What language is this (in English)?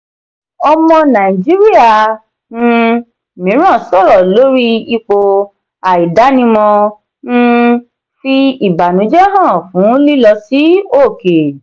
Yoruba